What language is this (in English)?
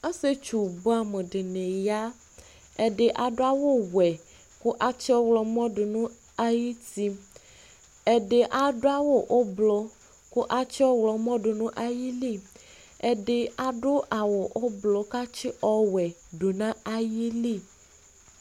Ikposo